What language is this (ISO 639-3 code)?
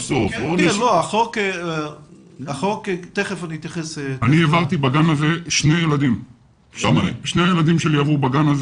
heb